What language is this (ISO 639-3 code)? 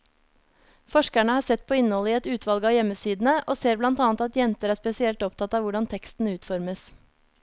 nor